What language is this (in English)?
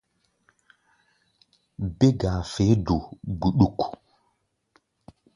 Gbaya